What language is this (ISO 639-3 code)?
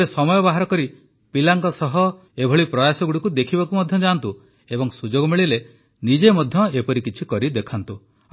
ori